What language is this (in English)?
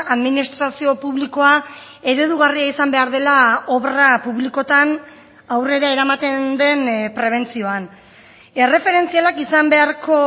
Basque